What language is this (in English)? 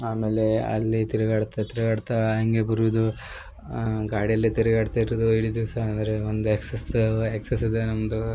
Kannada